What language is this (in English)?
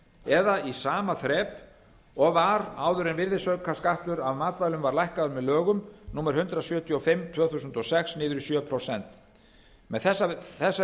Icelandic